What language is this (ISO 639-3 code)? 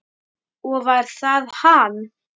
isl